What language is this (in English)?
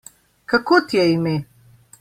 Slovenian